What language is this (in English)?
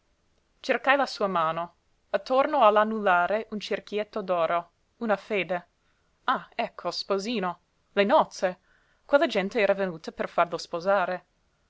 Italian